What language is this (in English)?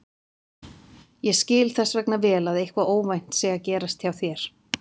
Icelandic